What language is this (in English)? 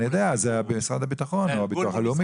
Hebrew